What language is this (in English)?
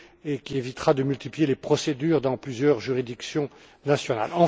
French